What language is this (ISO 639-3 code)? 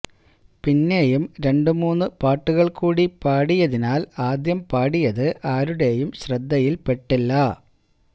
mal